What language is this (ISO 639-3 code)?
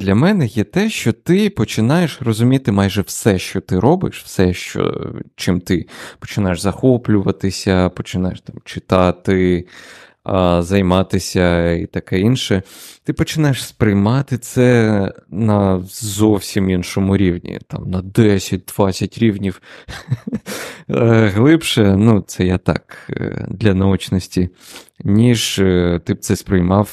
ukr